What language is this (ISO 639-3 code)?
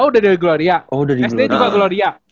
ind